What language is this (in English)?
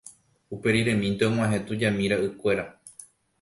Guarani